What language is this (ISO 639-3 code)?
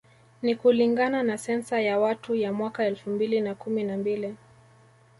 swa